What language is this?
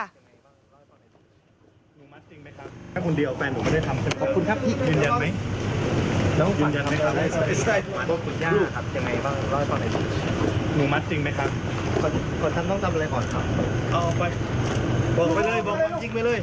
Thai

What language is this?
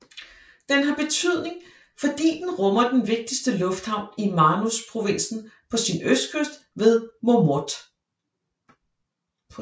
Danish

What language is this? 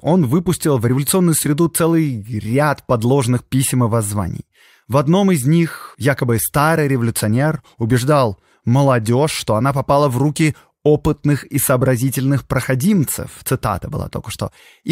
Russian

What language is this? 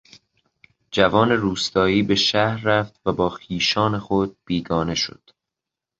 Persian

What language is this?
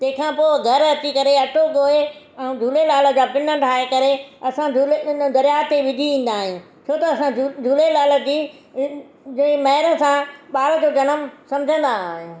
Sindhi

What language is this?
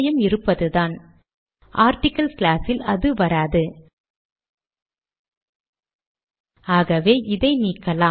Tamil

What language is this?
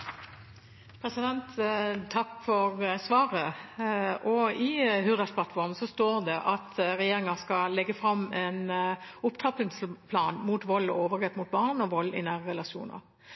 Norwegian Bokmål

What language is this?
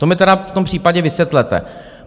Czech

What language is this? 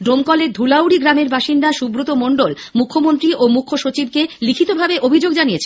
Bangla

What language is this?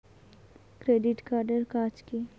Bangla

